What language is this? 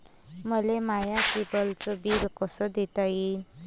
Marathi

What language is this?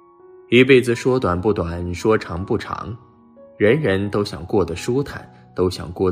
Chinese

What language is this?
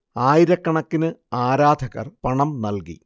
Malayalam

